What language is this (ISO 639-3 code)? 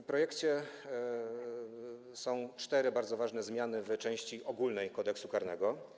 pol